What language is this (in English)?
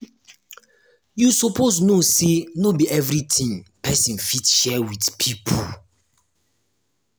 Nigerian Pidgin